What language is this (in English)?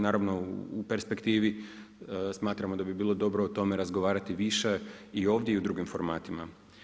Croatian